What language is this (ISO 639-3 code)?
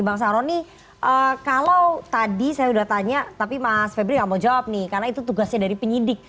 ind